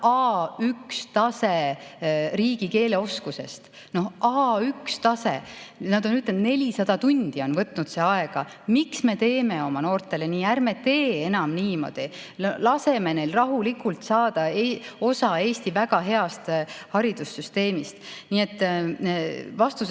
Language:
Estonian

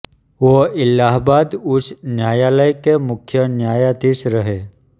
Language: Hindi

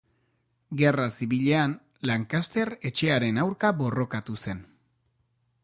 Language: Basque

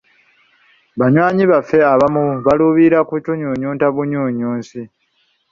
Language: Ganda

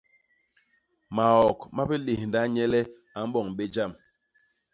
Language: Basaa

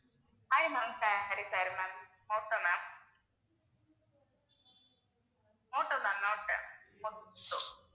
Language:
Tamil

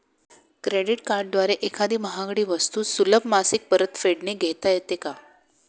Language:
Marathi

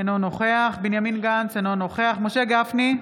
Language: Hebrew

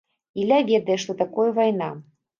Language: Belarusian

